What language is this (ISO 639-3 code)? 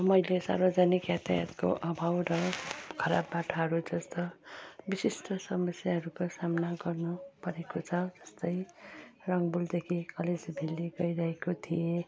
nep